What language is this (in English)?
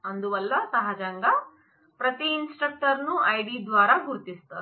Telugu